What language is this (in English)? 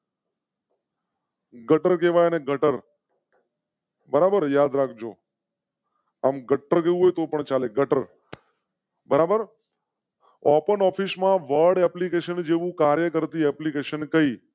Gujarati